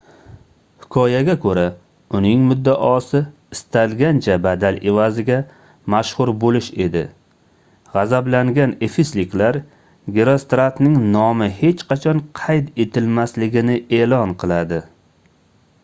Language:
Uzbek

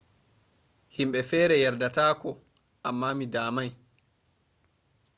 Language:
Fula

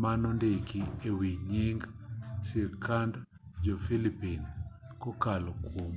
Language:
Luo (Kenya and Tanzania)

